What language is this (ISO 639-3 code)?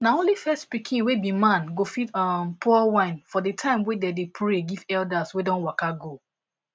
pcm